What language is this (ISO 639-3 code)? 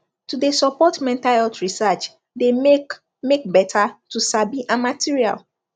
pcm